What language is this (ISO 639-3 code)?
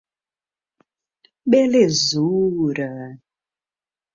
por